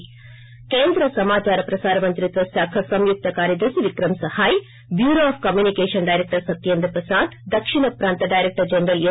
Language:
Telugu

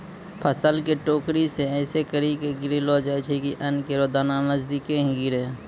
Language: Maithili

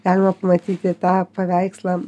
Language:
Lithuanian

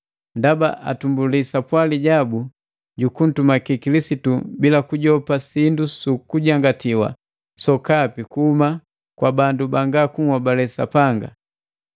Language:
Matengo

